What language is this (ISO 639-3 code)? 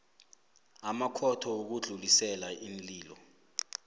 nbl